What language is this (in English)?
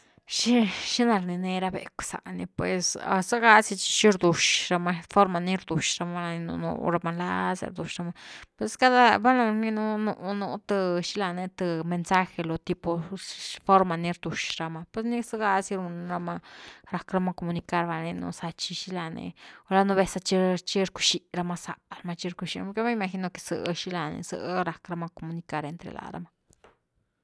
Güilá Zapotec